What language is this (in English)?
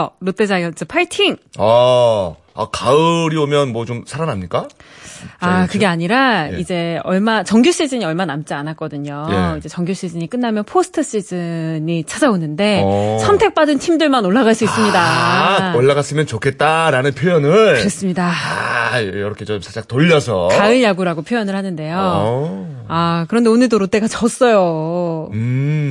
Korean